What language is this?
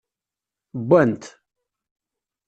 Kabyle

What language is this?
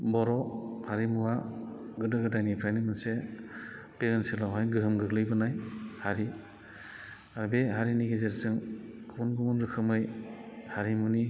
Bodo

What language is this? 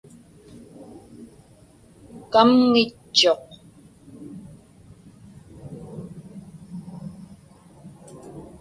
Inupiaq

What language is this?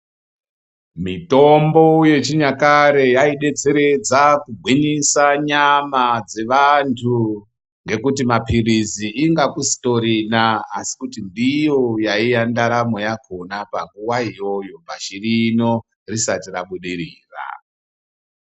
Ndau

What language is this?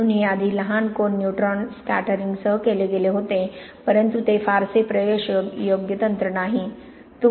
Marathi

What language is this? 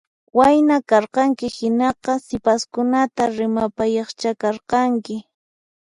Puno Quechua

